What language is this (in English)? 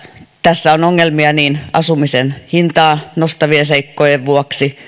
Finnish